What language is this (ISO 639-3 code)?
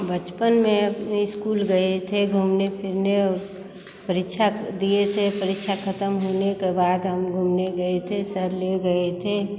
hin